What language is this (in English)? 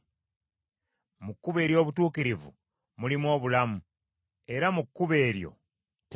Ganda